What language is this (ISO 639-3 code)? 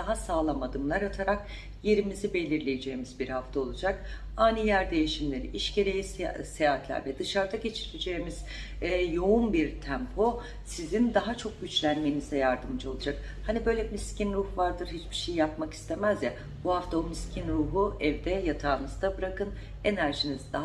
tur